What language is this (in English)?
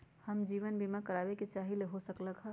Magahi